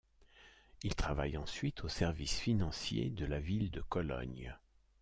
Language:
French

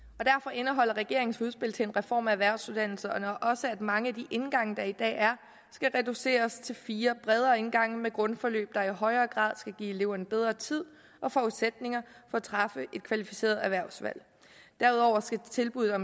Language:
Danish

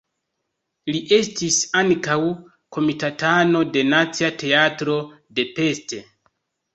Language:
Esperanto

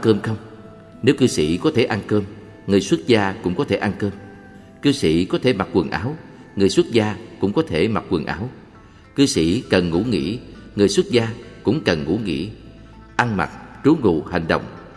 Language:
Vietnamese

